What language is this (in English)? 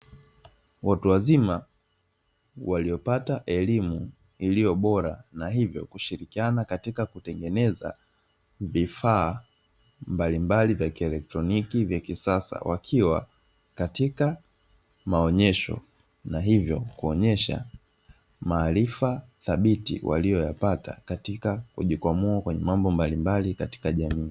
Swahili